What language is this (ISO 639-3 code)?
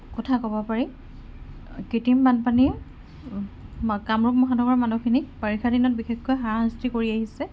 asm